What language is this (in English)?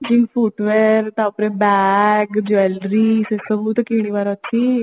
Odia